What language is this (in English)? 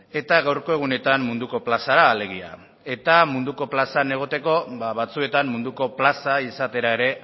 Basque